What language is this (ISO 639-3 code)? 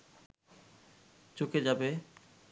ben